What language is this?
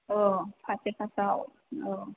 Bodo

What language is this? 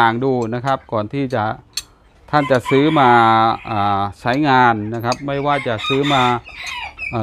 Thai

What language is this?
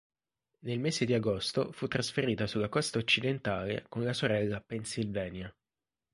Italian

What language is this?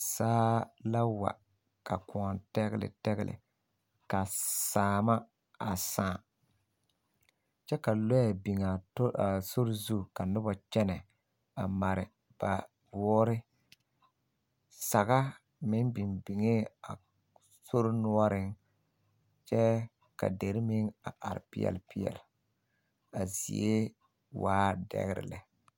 Southern Dagaare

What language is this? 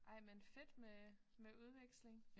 Danish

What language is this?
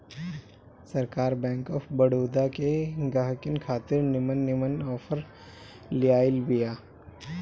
Bhojpuri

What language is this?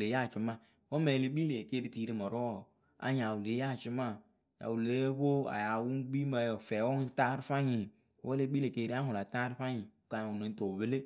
Akebu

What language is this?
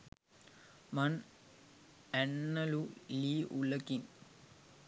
Sinhala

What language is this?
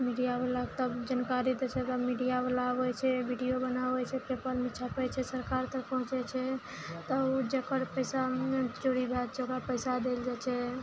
Maithili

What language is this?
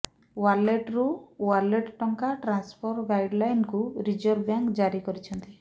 Odia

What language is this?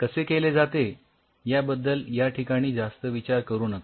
Marathi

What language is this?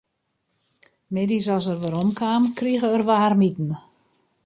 Western Frisian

